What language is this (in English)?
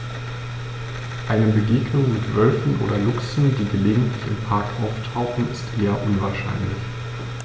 German